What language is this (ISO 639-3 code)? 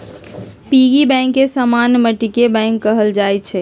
mag